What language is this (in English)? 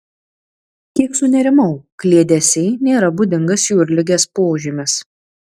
Lithuanian